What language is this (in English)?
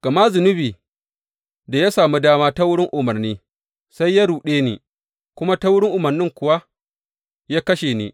Hausa